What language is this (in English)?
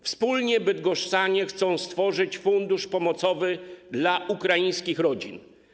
Polish